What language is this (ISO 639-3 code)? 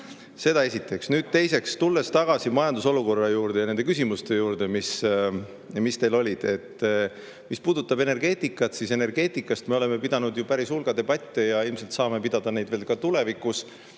est